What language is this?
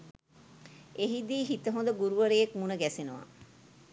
Sinhala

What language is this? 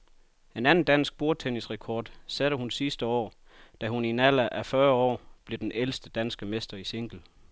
Danish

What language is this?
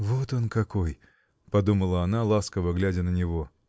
Russian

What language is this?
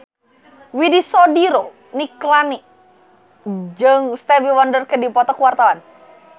Sundanese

